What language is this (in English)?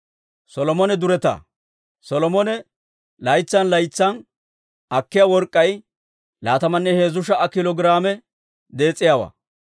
Dawro